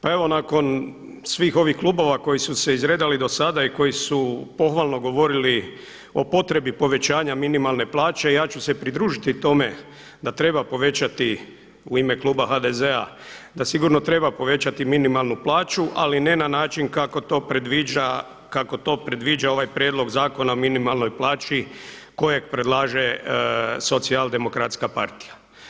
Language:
Croatian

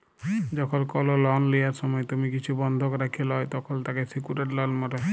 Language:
Bangla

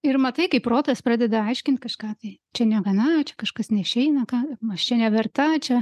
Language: Lithuanian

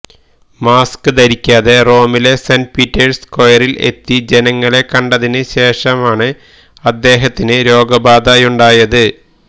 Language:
Malayalam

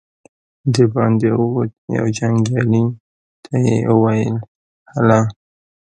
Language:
Pashto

